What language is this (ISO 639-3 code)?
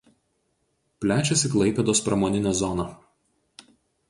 lit